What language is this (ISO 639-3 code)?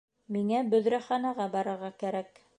bak